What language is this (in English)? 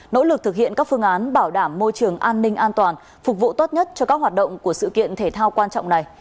Vietnamese